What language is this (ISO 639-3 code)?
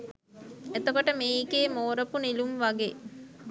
sin